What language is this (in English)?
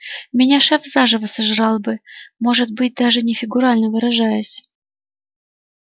Russian